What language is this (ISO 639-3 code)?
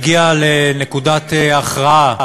heb